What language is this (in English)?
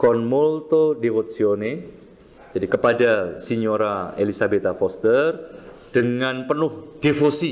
Indonesian